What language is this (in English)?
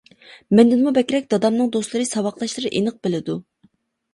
Uyghur